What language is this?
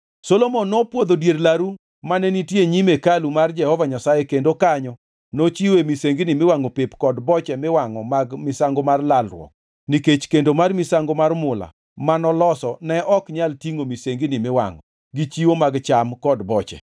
Luo (Kenya and Tanzania)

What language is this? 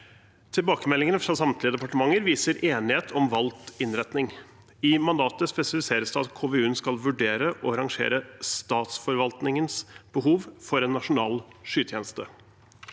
Norwegian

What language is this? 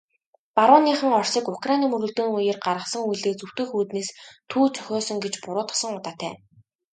Mongolian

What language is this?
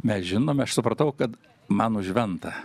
Lithuanian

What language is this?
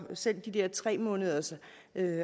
Danish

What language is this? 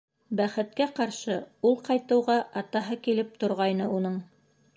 Bashkir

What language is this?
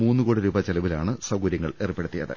Malayalam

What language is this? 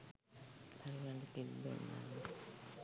Sinhala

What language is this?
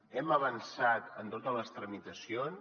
Catalan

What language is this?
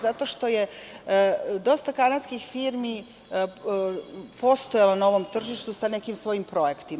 Serbian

